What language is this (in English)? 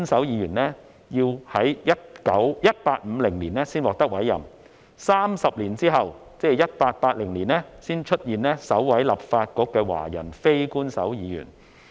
Cantonese